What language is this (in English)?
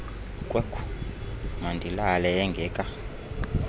Xhosa